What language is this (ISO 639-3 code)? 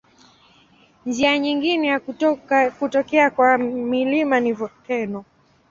swa